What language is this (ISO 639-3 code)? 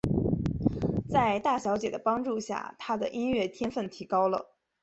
zho